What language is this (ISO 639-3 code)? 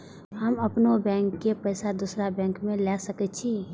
mai